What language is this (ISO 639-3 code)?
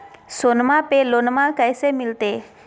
mag